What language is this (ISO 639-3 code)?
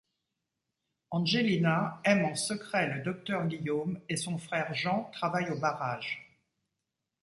fra